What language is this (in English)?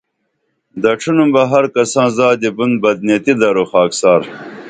Dameli